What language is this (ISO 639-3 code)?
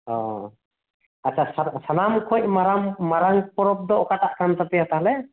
sat